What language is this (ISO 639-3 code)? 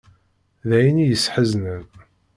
kab